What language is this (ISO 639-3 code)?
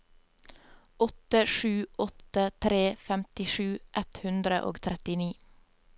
nor